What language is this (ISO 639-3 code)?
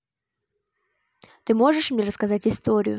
rus